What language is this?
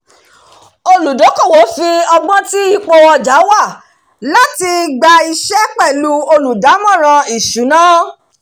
Yoruba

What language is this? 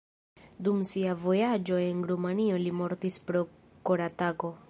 Esperanto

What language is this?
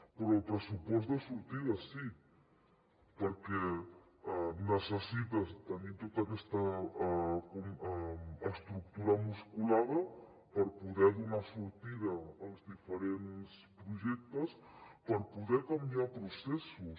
Catalan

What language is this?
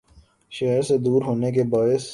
Urdu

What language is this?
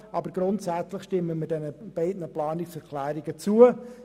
Swiss German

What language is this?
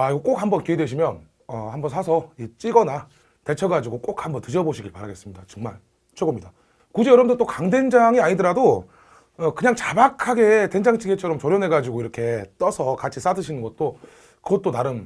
Korean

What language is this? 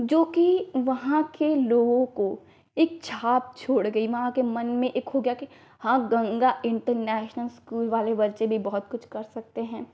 Hindi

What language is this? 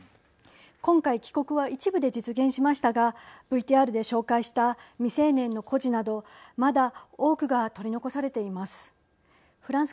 Japanese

